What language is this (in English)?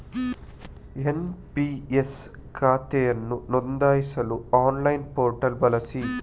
Kannada